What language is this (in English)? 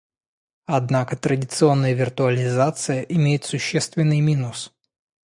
Russian